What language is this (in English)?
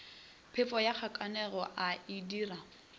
Northern Sotho